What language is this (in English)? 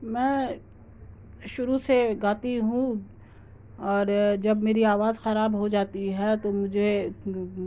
Urdu